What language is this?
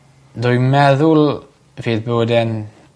Welsh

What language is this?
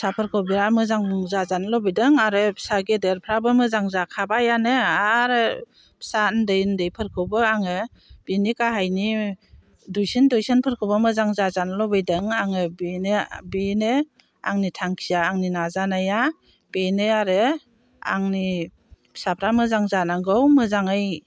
Bodo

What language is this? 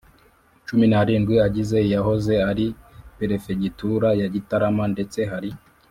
Kinyarwanda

